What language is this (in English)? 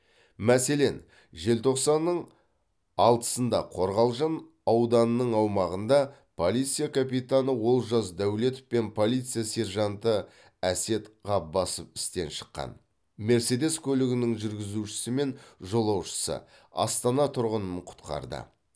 Kazakh